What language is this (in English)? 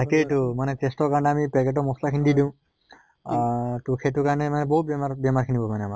Assamese